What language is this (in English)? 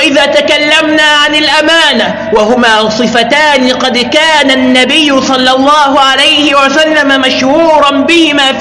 Arabic